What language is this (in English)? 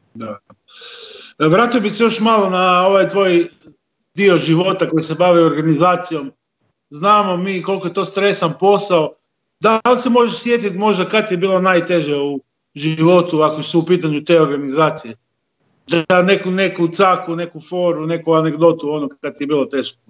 Croatian